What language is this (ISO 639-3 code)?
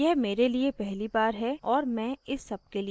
hin